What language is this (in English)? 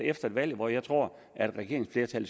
Danish